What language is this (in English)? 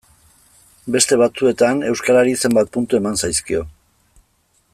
Basque